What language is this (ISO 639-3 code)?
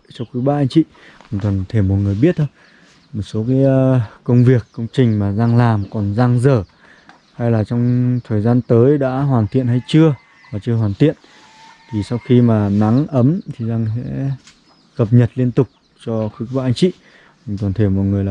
vie